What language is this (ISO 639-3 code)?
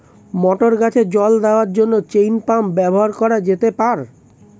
ben